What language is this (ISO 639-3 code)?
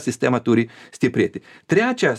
lit